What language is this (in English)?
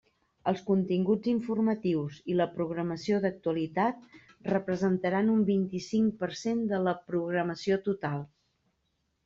Catalan